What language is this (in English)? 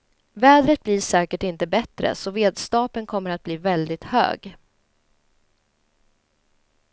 Swedish